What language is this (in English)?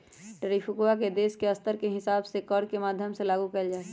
Magahi